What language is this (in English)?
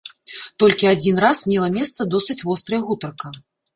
Belarusian